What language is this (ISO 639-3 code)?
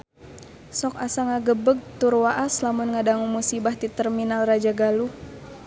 sun